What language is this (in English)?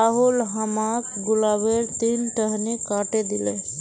Magahi